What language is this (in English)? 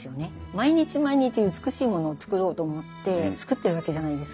Japanese